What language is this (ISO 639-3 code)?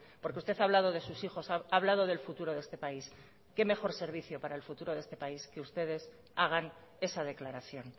spa